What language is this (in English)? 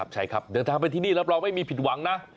Thai